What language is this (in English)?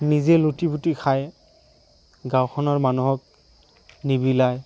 Assamese